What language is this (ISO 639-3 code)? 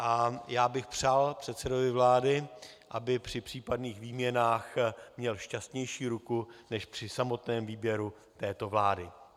ces